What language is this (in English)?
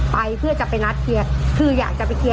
Thai